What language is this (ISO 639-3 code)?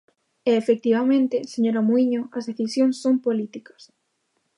glg